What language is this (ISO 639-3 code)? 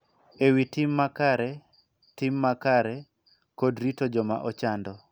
luo